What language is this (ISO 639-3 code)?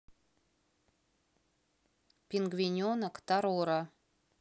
rus